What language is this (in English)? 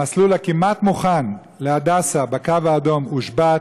Hebrew